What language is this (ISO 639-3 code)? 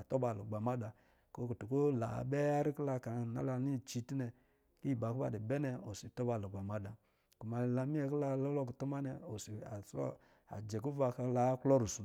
mgi